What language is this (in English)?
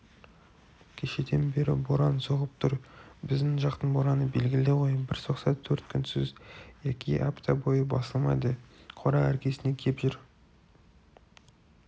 Kazakh